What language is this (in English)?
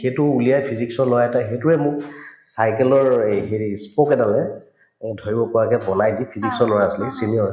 Assamese